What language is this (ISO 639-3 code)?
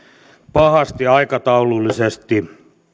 fin